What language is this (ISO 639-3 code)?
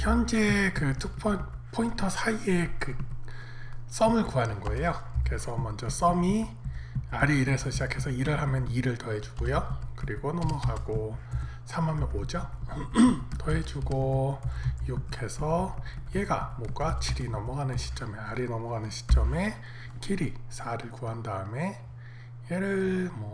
kor